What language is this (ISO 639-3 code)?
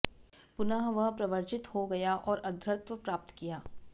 san